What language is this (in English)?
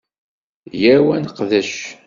Kabyle